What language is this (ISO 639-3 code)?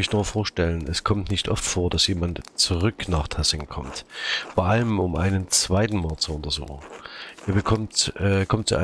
deu